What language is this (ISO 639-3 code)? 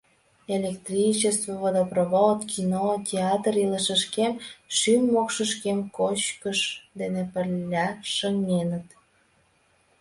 chm